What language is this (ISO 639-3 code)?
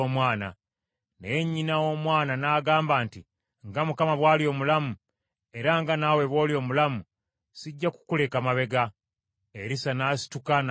lug